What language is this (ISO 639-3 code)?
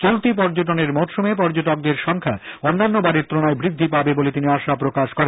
ben